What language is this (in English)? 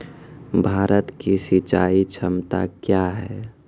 Maithili